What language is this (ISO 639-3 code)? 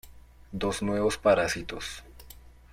spa